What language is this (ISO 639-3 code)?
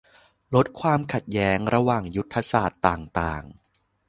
tha